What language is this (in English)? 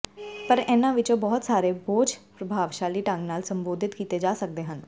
Punjabi